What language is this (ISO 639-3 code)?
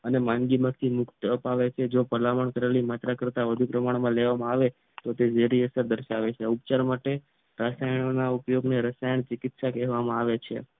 guj